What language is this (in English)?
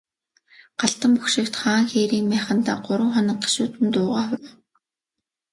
Mongolian